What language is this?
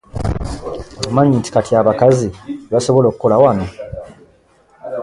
Ganda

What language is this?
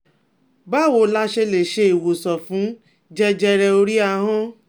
Yoruba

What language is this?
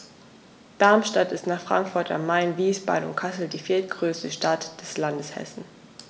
German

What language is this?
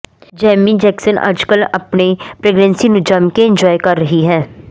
Punjabi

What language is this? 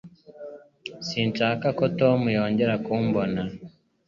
Kinyarwanda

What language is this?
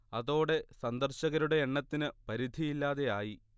Malayalam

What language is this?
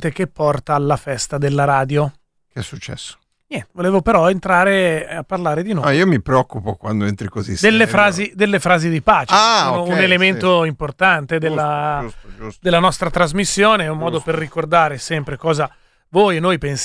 Italian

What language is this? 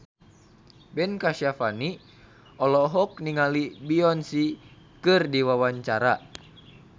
Sundanese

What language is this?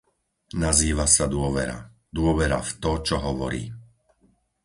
Slovak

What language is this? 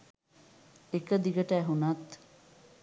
Sinhala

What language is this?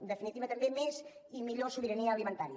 Catalan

